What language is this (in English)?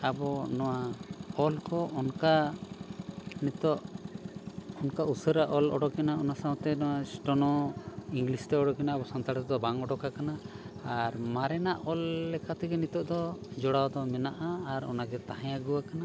Santali